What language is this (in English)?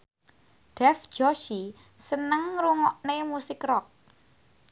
Javanese